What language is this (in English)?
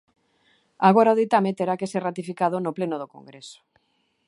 Galician